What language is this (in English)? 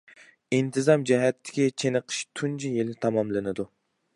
Uyghur